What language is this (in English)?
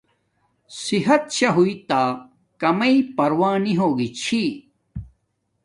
Domaaki